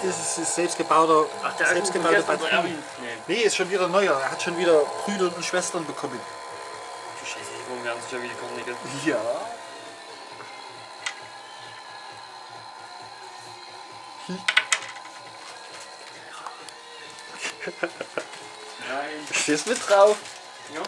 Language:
German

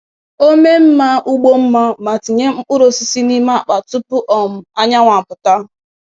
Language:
Igbo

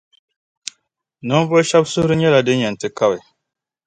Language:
Dagbani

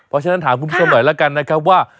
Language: Thai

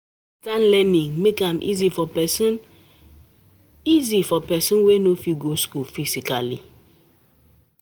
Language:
Nigerian Pidgin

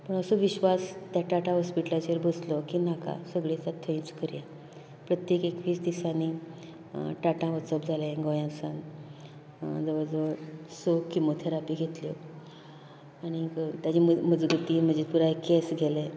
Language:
Konkani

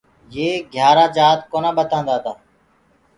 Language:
Gurgula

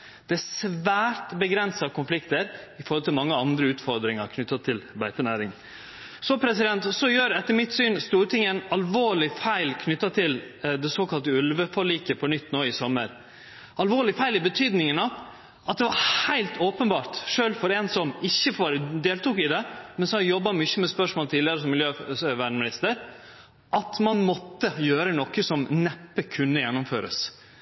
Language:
Norwegian Nynorsk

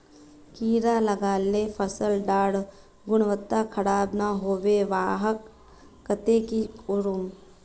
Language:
Magahi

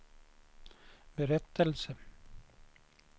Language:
Swedish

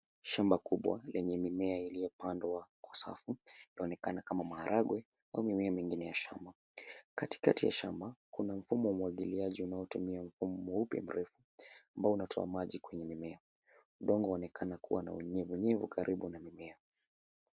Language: Swahili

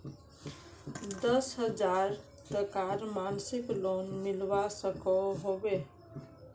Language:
Magahi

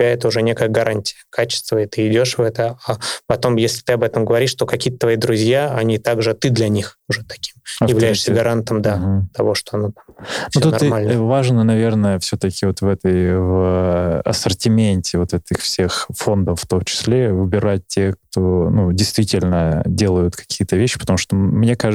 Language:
Russian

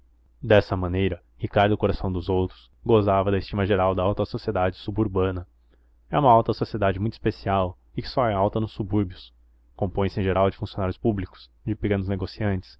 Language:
Portuguese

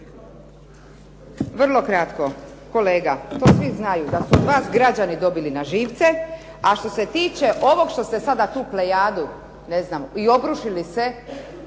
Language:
Croatian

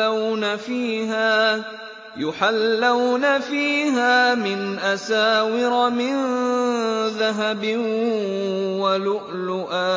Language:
Arabic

